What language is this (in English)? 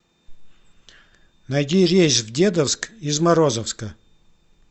Russian